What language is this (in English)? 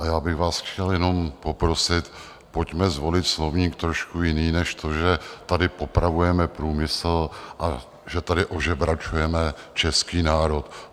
Czech